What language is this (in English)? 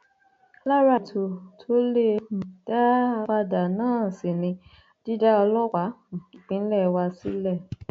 Yoruba